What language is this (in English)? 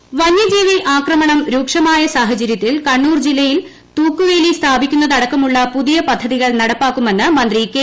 Malayalam